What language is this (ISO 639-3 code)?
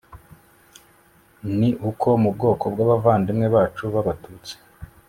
kin